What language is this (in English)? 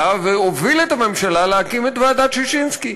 Hebrew